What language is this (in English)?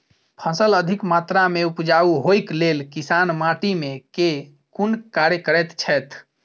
Maithili